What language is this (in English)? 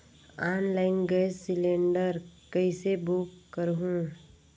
Chhattisgarhi